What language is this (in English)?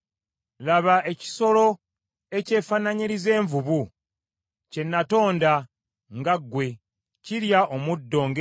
Ganda